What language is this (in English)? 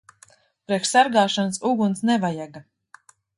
Latvian